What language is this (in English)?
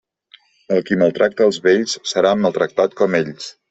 Catalan